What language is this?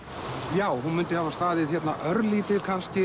Icelandic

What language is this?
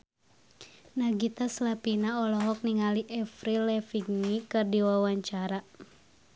Sundanese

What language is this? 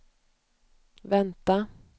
Swedish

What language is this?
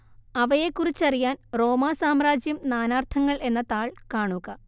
Malayalam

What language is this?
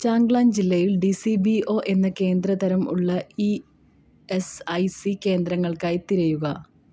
Malayalam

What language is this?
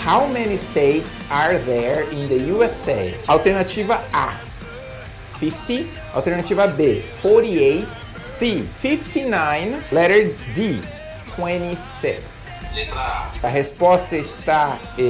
Portuguese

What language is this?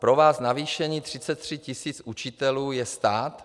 Czech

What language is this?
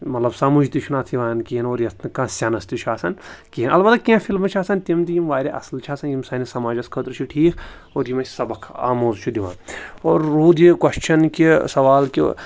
Kashmiri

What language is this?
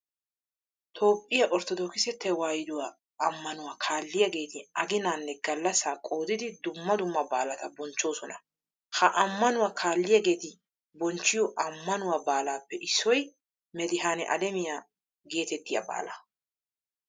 Wolaytta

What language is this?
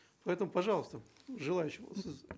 Kazakh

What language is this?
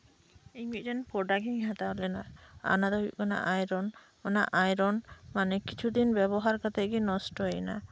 Santali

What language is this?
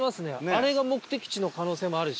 Japanese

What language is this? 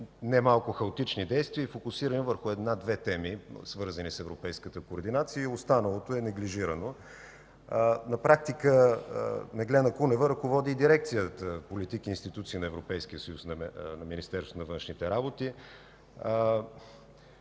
Bulgarian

